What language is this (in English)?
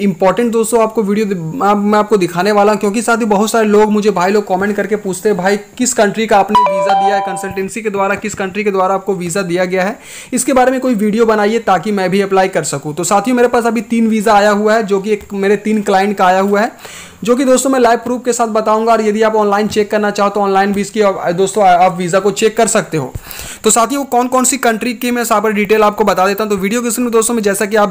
Hindi